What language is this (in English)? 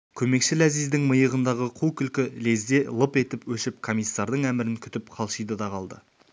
Kazakh